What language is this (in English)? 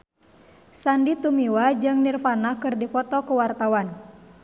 Sundanese